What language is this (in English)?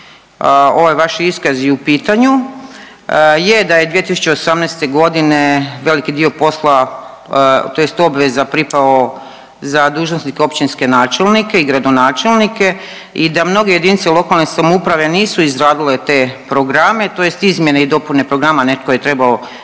Croatian